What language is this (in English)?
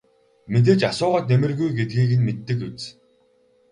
Mongolian